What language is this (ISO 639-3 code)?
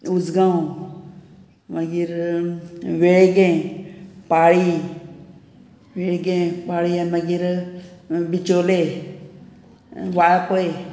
kok